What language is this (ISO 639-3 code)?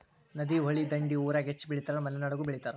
kan